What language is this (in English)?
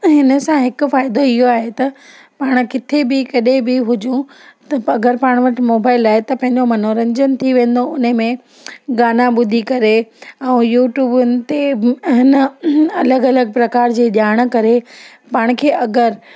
Sindhi